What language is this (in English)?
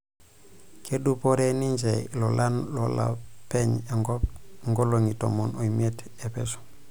Masai